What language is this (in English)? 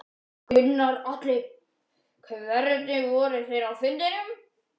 Icelandic